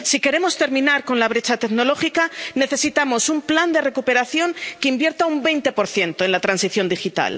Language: Spanish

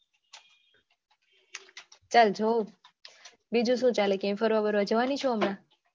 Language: Gujarati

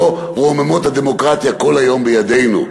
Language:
Hebrew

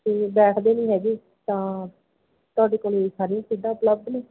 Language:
Punjabi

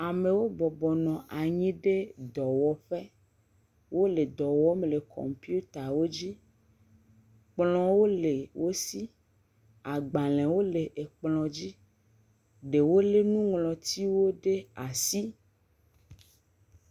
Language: Ewe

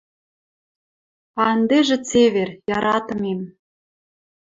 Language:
Western Mari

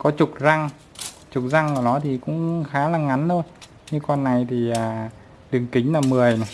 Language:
Vietnamese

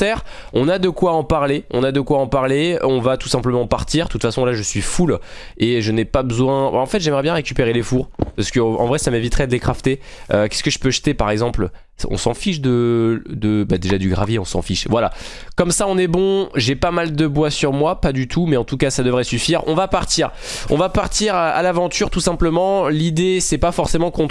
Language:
French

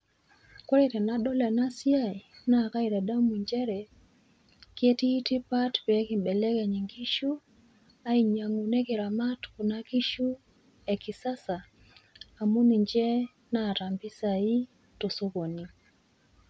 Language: Masai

